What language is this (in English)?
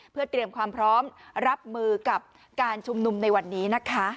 Thai